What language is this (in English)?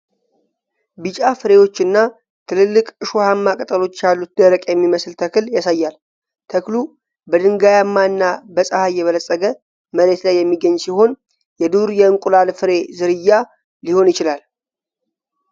Amharic